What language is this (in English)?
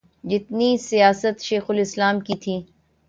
Urdu